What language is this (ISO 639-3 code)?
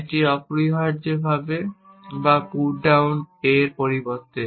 ben